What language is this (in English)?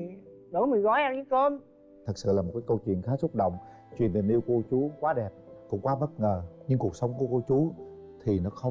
Vietnamese